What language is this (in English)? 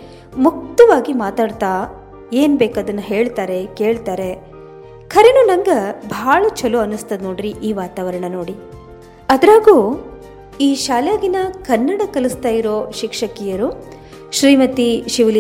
Kannada